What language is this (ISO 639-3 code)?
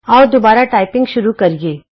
pan